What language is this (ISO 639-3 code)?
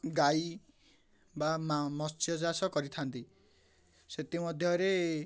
ori